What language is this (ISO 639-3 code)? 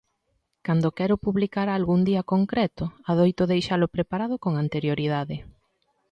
glg